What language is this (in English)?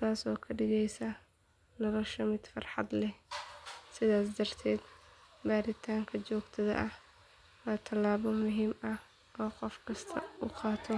Somali